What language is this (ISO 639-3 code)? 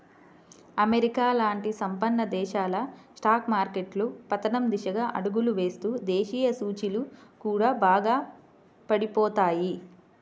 tel